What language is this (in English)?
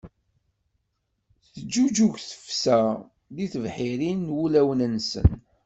Kabyle